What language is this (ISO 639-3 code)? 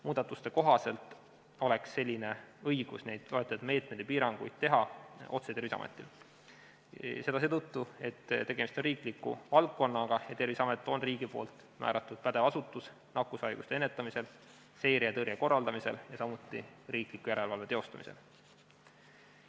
est